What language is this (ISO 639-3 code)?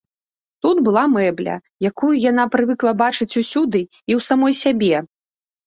bel